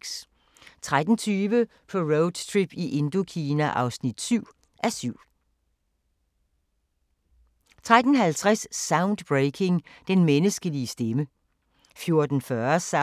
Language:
Danish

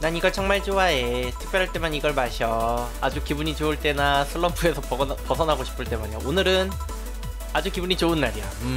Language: Korean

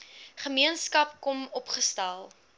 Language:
Afrikaans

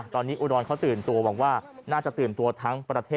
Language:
Thai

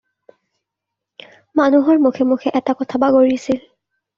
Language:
Assamese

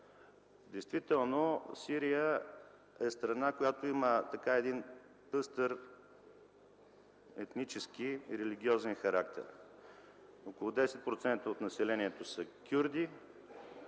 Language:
Bulgarian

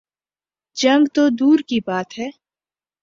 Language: Urdu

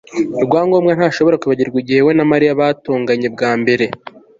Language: Kinyarwanda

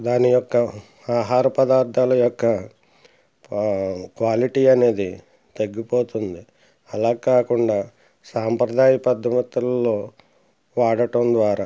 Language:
Telugu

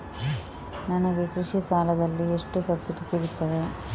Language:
Kannada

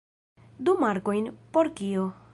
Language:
Esperanto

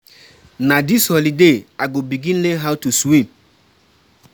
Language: Nigerian Pidgin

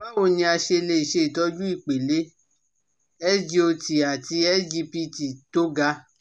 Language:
Yoruba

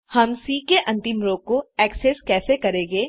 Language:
Hindi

